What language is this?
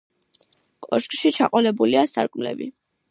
Georgian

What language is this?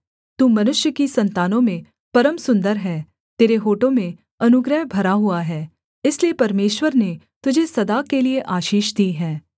Hindi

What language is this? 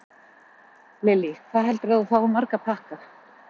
Icelandic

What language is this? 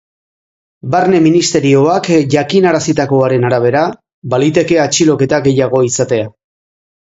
Basque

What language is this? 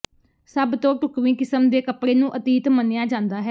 Punjabi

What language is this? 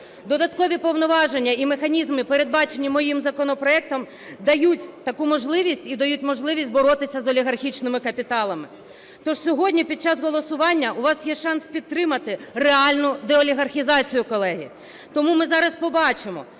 Ukrainian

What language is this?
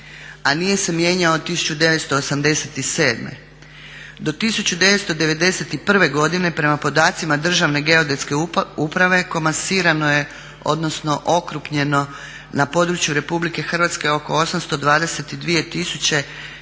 Croatian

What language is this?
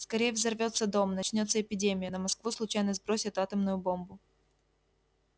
Russian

